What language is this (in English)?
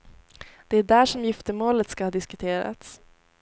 Swedish